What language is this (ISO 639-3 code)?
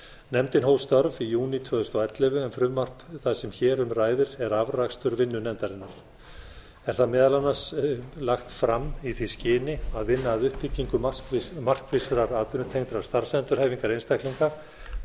isl